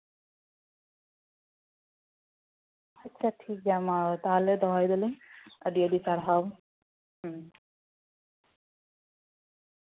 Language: Santali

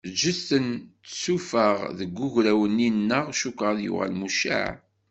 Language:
Kabyle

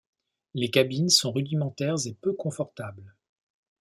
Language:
French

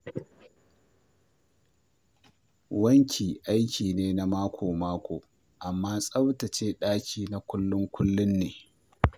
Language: Hausa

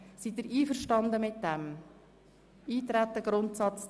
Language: Swiss German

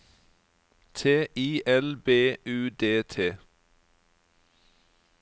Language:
Norwegian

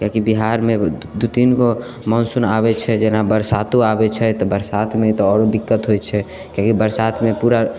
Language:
Maithili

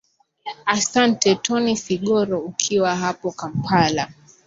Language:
Swahili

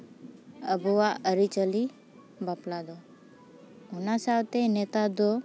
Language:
Santali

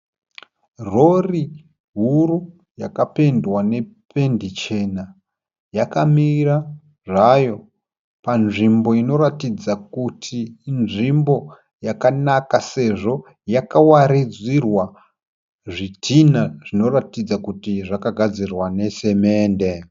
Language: Shona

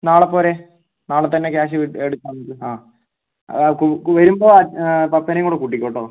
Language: Malayalam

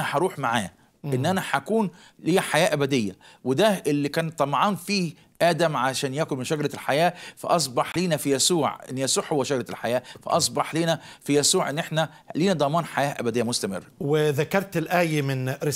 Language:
Arabic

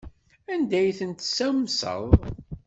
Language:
Kabyle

